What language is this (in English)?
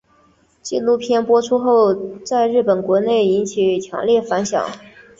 Chinese